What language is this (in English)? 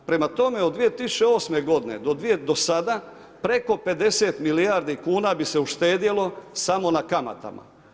Croatian